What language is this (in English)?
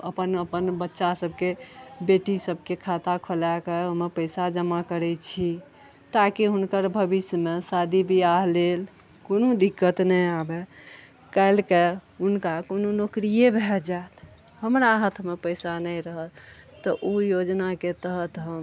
Maithili